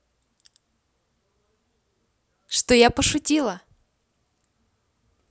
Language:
Russian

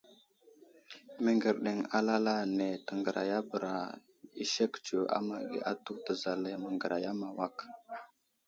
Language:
Wuzlam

